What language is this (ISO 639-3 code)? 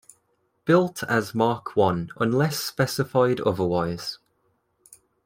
eng